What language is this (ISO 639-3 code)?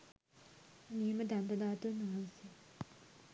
sin